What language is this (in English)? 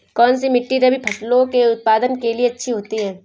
Hindi